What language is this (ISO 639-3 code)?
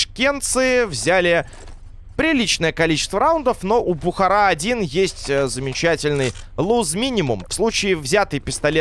rus